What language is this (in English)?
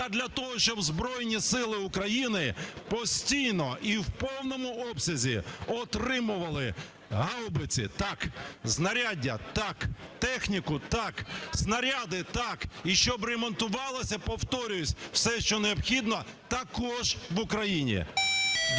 Ukrainian